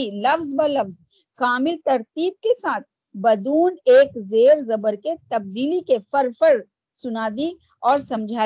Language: Urdu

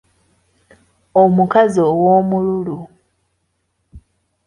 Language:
Ganda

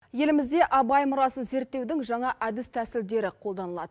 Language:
Kazakh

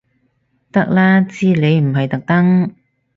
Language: Cantonese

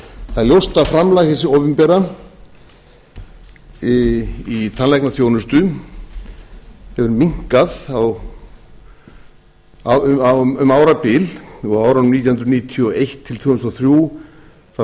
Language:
Icelandic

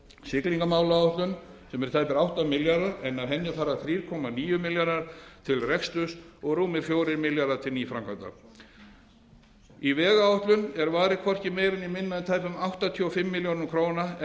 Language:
Icelandic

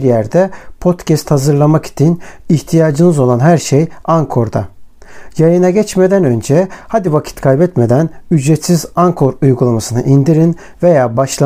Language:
Turkish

